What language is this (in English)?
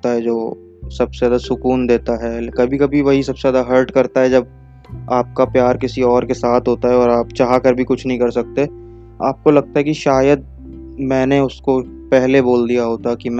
Hindi